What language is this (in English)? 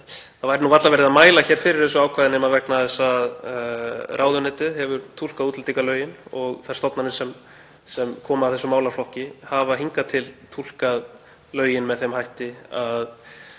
Icelandic